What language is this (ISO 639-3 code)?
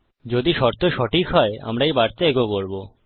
ben